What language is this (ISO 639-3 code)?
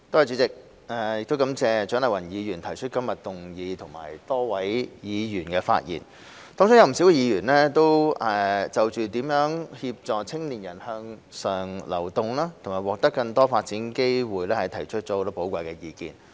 yue